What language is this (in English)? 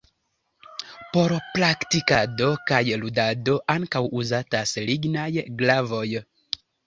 Esperanto